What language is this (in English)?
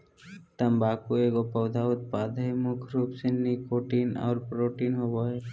Magahi